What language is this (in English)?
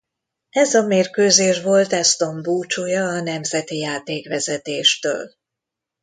Hungarian